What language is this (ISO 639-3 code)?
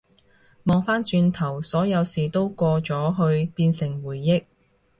yue